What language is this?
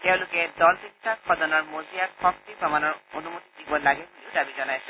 Assamese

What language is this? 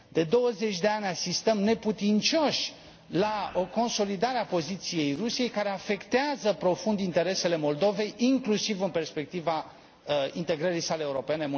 Romanian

